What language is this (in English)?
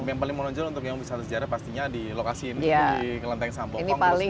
Indonesian